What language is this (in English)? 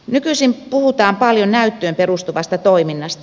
Finnish